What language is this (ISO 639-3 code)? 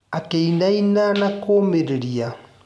kik